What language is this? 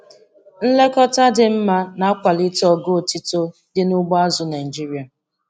Igbo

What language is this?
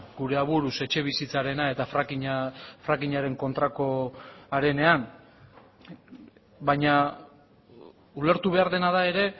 Basque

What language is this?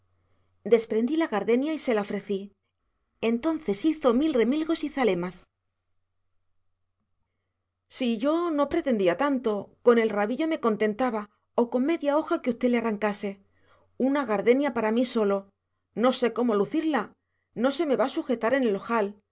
Spanish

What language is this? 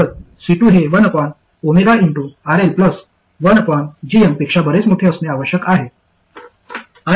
Marathi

